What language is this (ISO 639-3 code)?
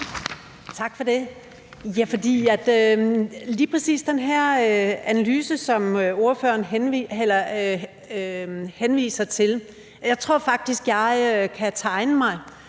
dan